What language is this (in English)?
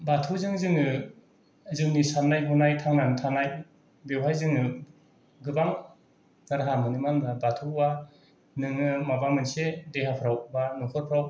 Bodo